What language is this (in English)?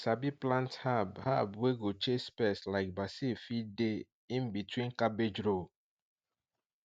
Nigerian Pidgin